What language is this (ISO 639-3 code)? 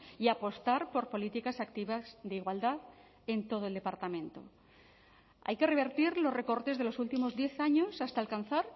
spa